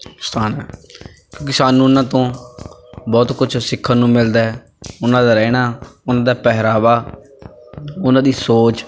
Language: Punjabi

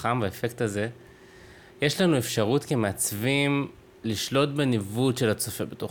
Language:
Hebrew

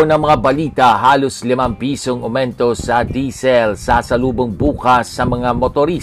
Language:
Filipino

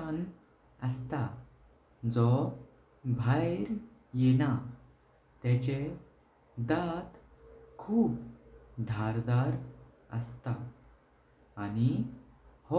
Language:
Konkani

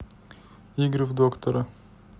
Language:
Russian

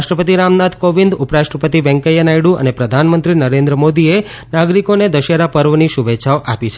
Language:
Gujarati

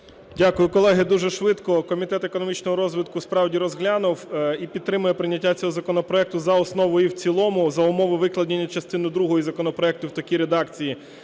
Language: Ukrainian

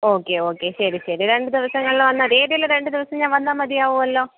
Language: Malayalam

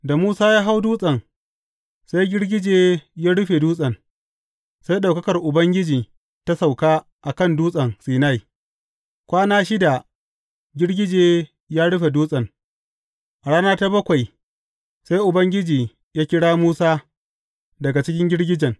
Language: Hausa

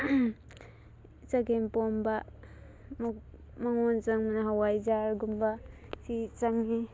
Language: Manipuri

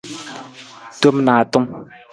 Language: Nawdm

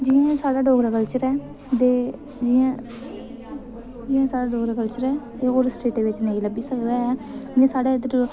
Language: Dogri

